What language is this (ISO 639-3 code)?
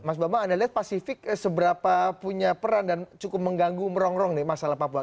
ind